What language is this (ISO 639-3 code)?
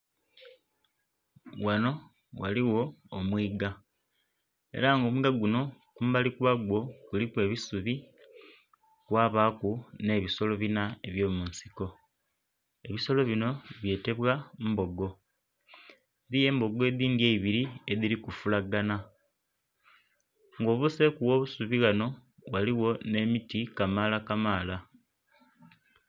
xog